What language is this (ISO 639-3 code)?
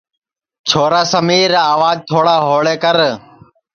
ssi